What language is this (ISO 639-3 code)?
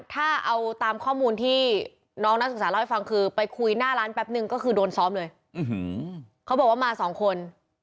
tha